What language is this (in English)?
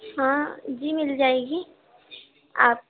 Urdu